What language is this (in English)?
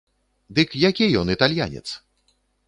Belarusian